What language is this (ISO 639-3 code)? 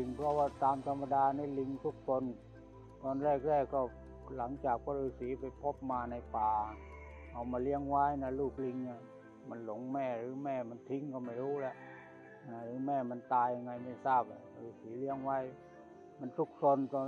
tha